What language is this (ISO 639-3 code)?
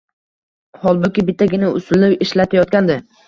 uzb